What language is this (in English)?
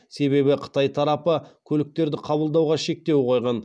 Kazakh